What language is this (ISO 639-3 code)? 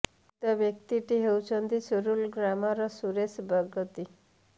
ori